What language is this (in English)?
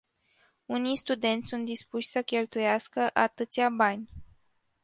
Romanian